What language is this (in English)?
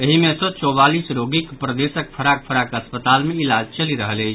Maithili